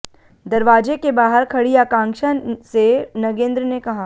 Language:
Hindi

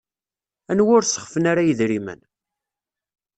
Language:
Kabyle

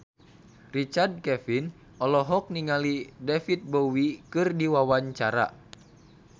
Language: Sundanese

